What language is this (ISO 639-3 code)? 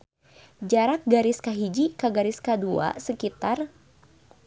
sun